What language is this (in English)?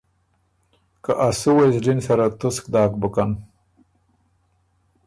Ormuri